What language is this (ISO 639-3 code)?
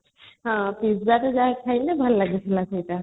ori